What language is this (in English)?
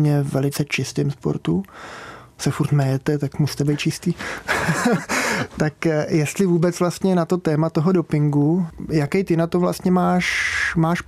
Czech